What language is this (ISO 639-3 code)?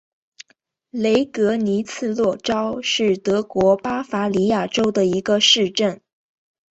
zho